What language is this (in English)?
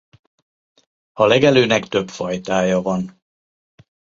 Hungarian